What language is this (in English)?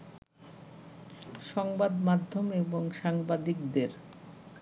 Bangla